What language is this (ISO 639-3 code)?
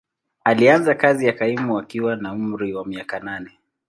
swa